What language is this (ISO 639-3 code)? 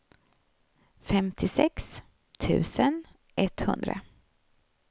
swe